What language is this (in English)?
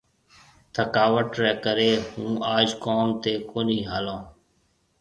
Marwari (Pakistan)